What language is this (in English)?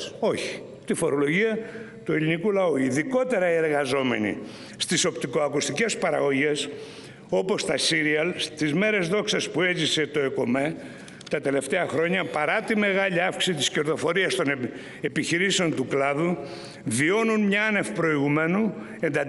Greek